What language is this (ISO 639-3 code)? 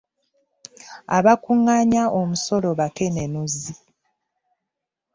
lug